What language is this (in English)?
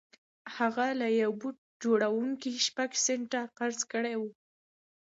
Pashto